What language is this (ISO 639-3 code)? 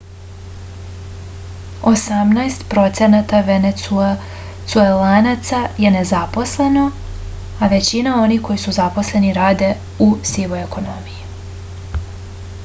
srp